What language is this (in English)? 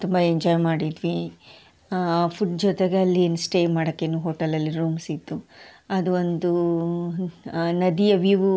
Kannada